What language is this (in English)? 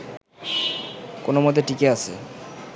Bangla